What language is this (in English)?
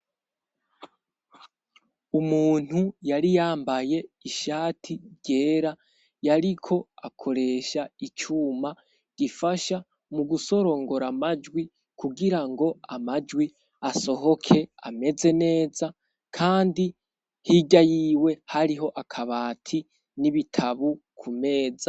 Rundi